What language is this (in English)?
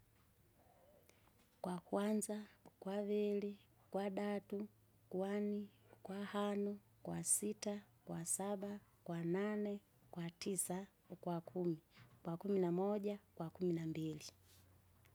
Kinga